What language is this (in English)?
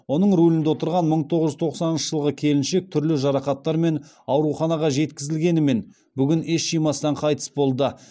Kazakh